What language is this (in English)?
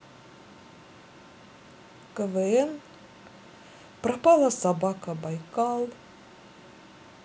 Russian